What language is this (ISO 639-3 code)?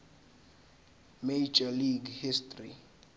zul